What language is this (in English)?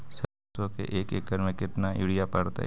Magahi